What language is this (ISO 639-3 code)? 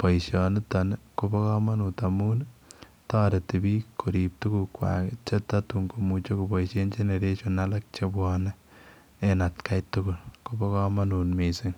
kln